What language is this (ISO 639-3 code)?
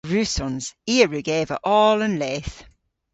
cor